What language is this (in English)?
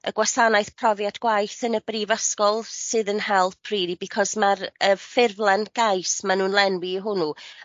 Welsh